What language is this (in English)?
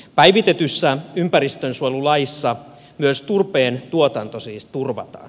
Finnish